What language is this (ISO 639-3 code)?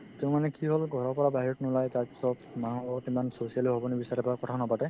asm